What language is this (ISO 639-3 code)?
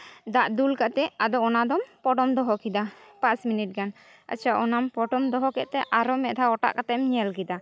sat